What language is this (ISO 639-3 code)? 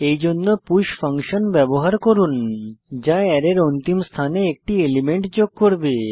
ben